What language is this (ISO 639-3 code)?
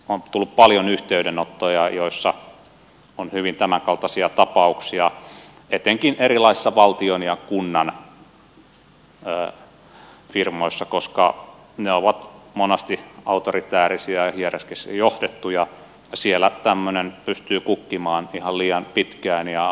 fin